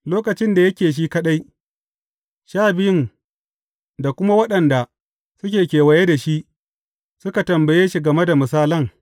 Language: Hausa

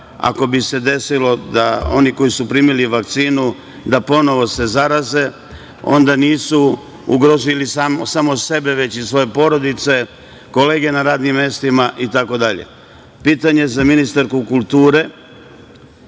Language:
Serbian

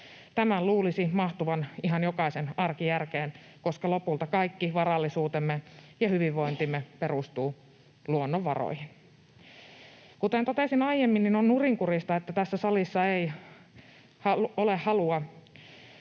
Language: Finnish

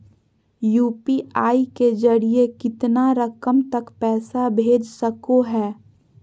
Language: Magahi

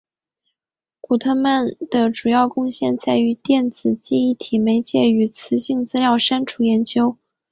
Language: Chinese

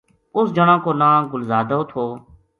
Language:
Gujari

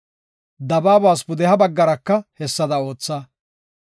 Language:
Gofa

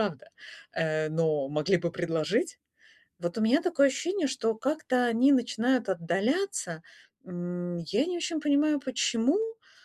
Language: Russian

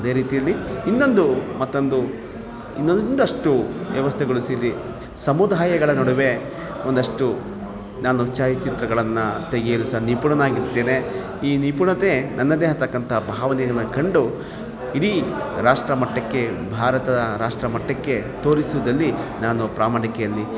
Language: Kannada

